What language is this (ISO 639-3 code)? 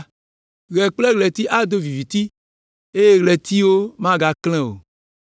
ewe